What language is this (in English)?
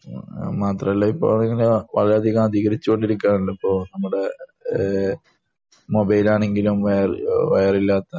Malayalam